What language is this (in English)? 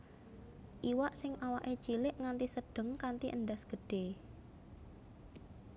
Javanese